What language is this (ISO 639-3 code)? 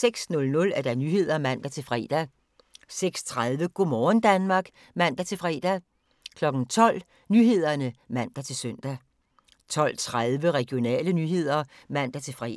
dan